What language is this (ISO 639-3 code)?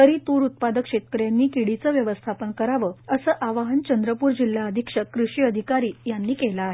mar